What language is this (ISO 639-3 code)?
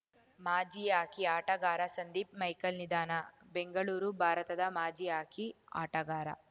kan